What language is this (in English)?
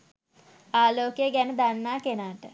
Sinhala